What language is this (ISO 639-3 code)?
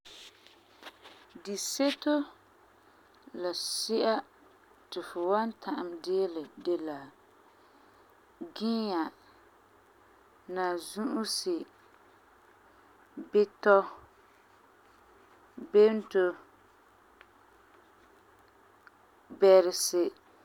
gur